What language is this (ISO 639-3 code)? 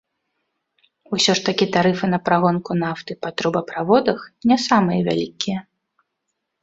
bel